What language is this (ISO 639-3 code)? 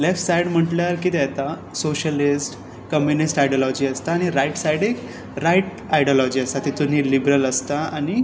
kok